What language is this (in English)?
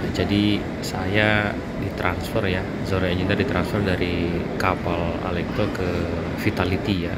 Indonesian